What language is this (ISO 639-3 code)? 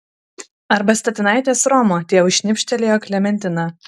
lit